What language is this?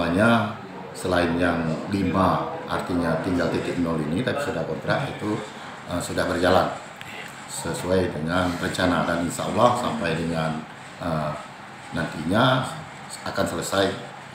Indonesian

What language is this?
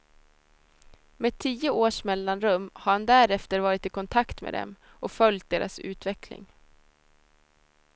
Swedish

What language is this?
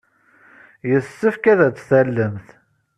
Kabyle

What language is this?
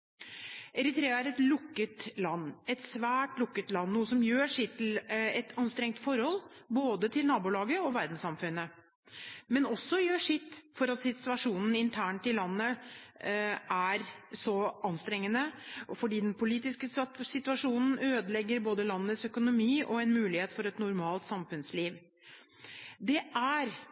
Norwegian Bokmål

